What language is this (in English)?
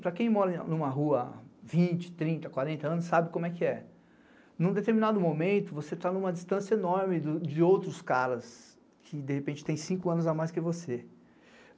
Portuguese